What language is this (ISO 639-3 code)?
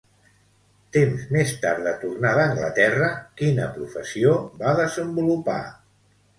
cat